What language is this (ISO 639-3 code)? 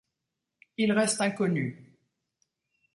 fra